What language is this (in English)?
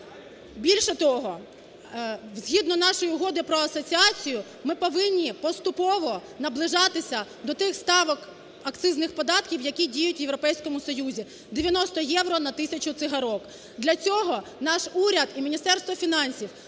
Ukrainian